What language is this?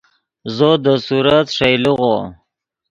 Yidgha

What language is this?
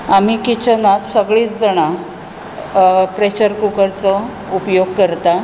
Konkani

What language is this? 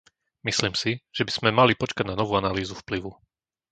Slovak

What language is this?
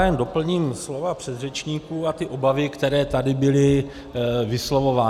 Czech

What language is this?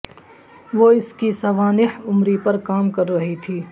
Urdu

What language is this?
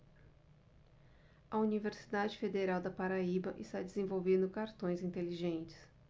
Portuguese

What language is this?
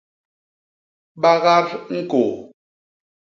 Basaa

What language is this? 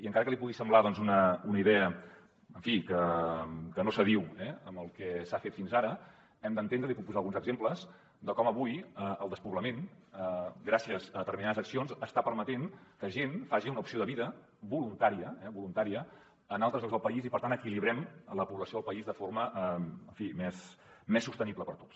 Catalan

